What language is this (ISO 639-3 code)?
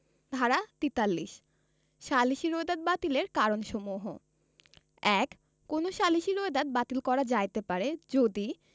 ben